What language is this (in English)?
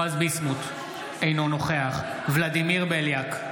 Hebrew